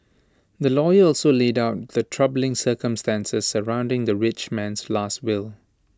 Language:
English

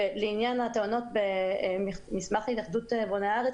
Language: Hebrew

